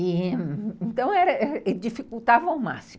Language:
Portuguese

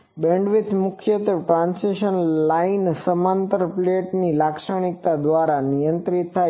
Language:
Gujarati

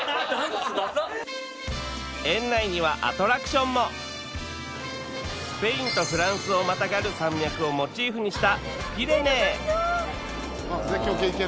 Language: Japanese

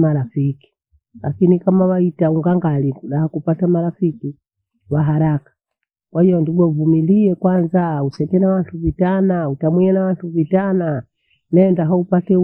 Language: Bondei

